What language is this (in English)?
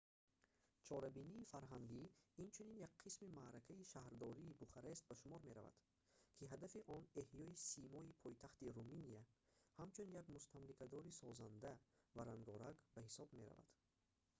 Tajik